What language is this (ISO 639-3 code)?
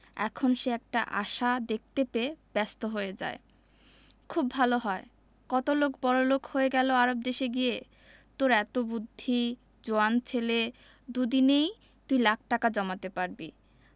ben